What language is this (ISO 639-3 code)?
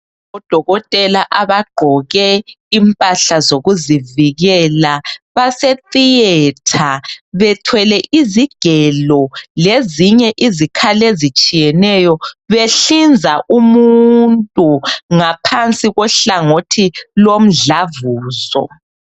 nde